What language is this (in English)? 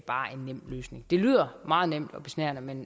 Danish